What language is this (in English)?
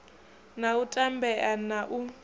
Venda